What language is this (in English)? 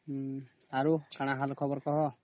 Odia